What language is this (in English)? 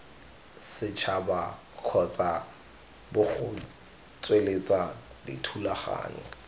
Tswana